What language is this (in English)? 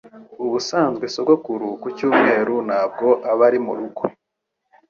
Kinyarwanda